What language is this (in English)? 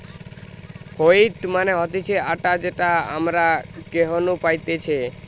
Bangla